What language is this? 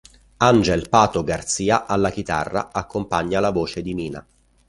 Italian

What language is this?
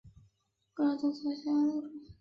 Chinese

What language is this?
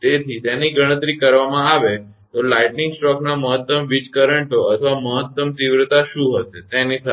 Gujarati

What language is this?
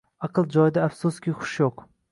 Uzbek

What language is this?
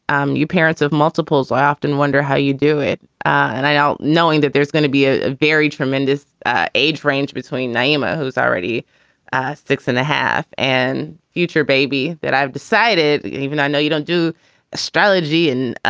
English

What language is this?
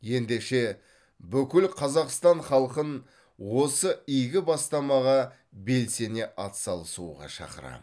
Kazakh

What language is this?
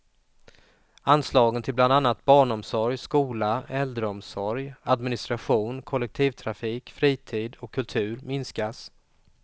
Swedish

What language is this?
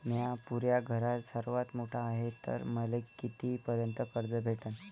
Marathi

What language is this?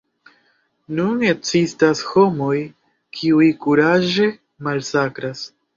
Esperanto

